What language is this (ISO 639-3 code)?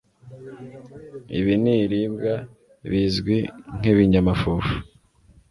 kin